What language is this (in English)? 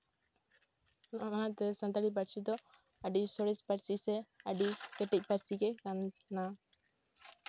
Santali